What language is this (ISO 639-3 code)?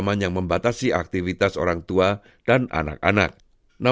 ind